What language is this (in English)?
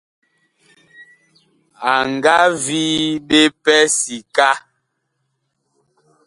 Bakoko